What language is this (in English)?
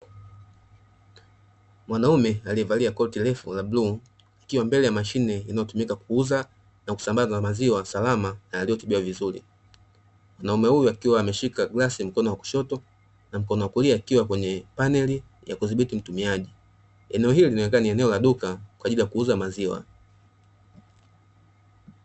Swahili